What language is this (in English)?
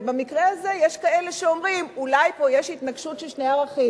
Hebrew